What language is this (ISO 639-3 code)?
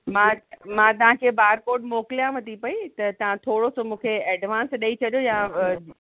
snd